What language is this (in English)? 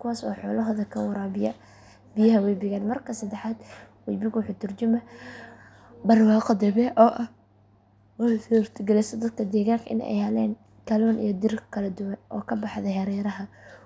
Somali